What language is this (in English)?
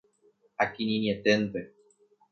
Guarani